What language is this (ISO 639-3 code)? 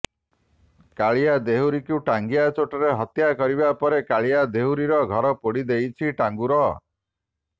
ori